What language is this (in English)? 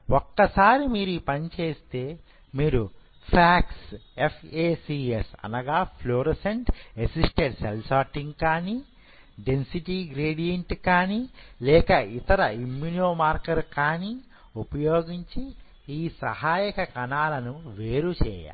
Telugu